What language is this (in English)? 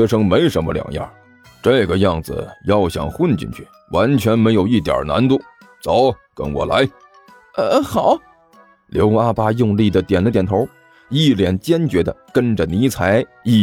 Chinese